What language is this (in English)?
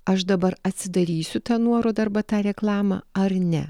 Lithuanian